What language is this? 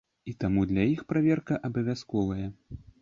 Belarusian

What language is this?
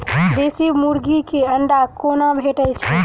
Maithili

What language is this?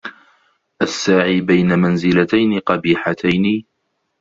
Arabic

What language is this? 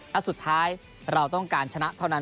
Thai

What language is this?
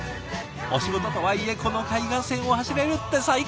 Japanese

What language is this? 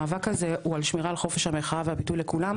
Hebrew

